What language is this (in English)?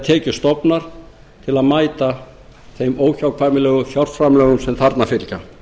Icelandic